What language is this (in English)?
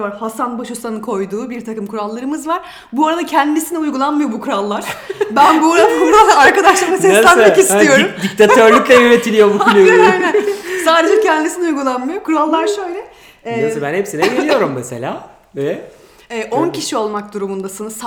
Turkish